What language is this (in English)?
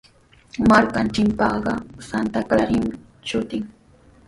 Sihuas Ancash Quechua